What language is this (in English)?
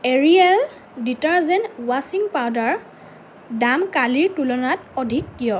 Assamese